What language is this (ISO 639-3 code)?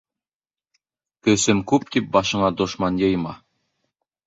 bak